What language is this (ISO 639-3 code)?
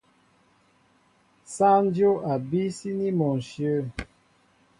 mbo